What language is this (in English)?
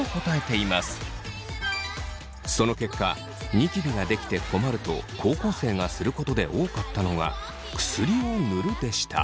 Japanese